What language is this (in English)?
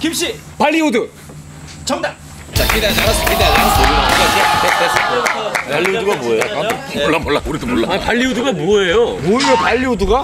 Korean